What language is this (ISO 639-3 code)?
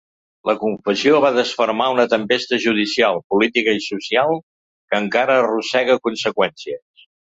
cat